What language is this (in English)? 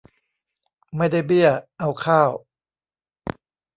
Thai